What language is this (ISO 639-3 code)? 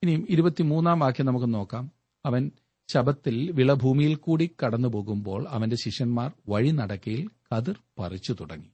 mal